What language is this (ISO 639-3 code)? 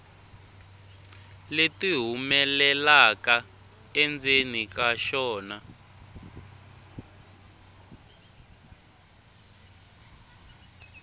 tso